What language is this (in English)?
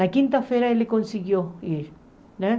Portuguese